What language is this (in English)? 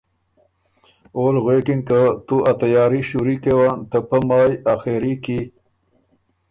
Ormuri